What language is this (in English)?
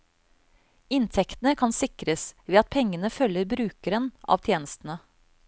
Norwegian